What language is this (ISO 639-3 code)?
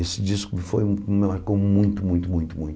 por